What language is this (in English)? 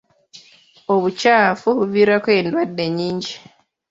Ganda